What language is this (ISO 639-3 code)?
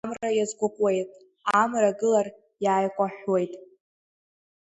abk